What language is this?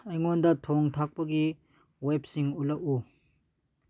Manipuri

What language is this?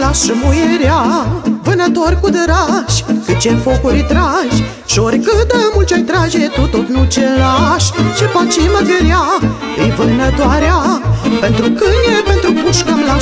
Romanian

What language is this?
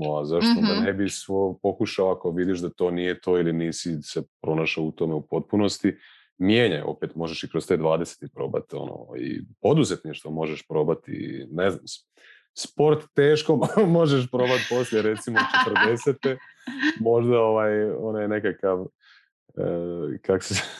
Croatian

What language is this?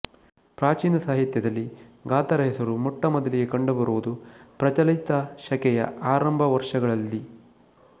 Kannada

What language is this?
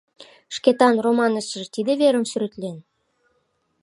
Mari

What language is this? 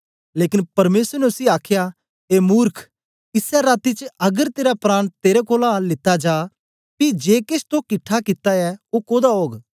Dogri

